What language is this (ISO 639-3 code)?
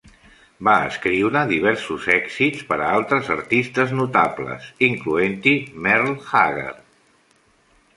cat